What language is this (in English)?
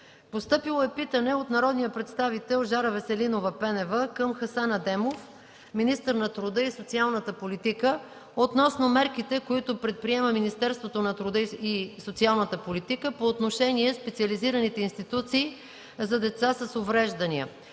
Bulgarian